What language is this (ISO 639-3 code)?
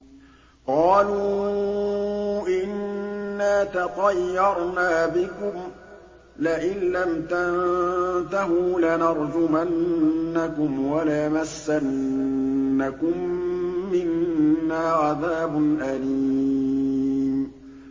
ara